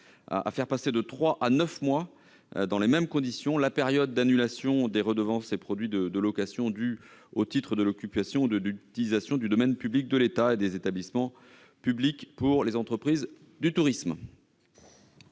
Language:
French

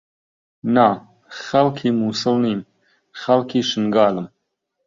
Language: Central Kurdish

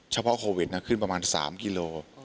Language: Thai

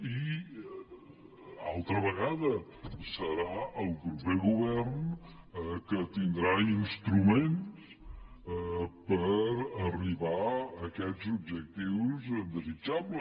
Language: Catalan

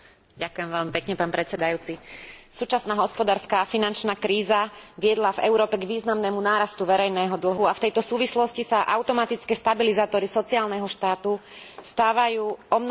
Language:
Slovak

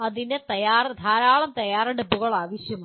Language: Malayalam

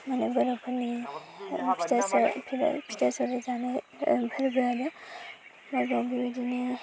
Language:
Bodo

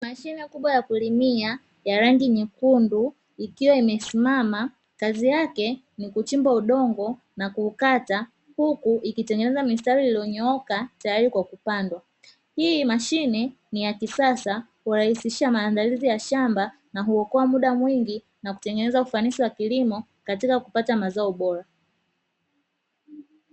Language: Swahili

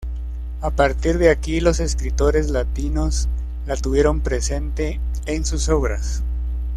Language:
Spanish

